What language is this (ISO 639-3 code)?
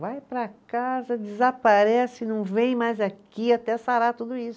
por